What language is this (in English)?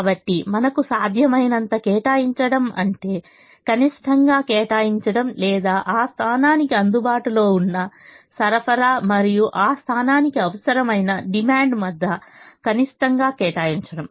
Telugu